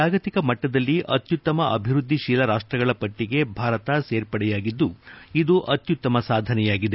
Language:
Kannada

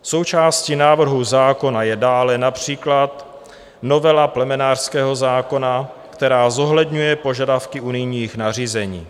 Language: Czech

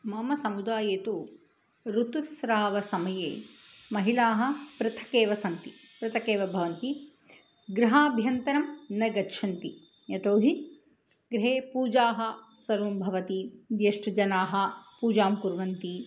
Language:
Sanskrit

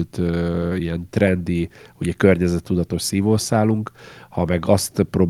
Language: Hungarian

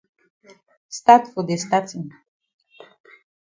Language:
Cameroon Pidgin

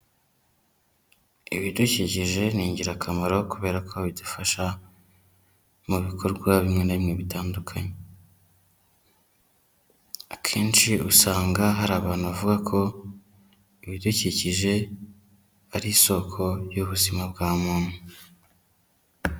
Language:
Kinyarwanda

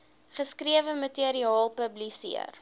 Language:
Afrikaans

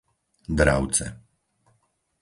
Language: Slovak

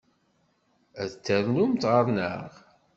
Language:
Kabyle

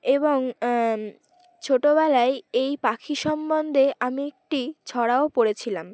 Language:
Bangla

